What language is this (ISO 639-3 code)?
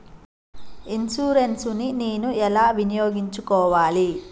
tel